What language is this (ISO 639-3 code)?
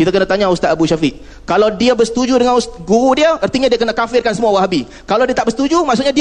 msa